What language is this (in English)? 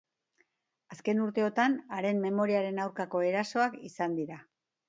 Basque